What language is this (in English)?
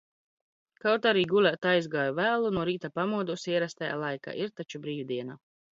Latvian